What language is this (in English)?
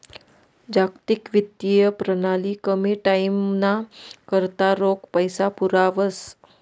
Marathi